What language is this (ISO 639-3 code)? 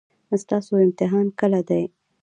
pus